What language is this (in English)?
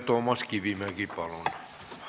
Estonian